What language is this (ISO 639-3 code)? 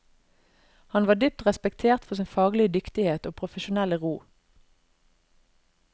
nor